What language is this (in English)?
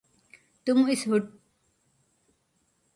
Urdu